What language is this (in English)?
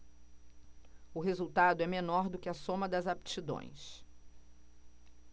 Portuguese